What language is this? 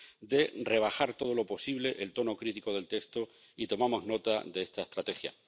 Spanish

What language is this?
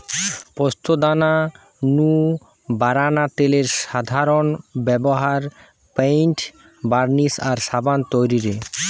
Bangla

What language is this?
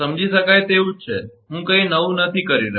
Gujarati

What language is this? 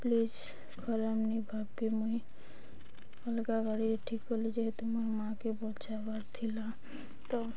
Odia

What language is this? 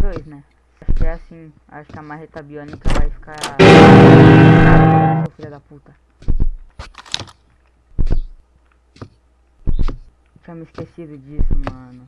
Portuguese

